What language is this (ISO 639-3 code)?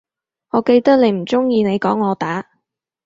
yue